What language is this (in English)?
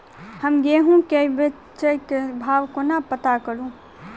Maithili